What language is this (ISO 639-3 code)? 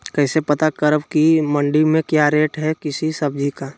mag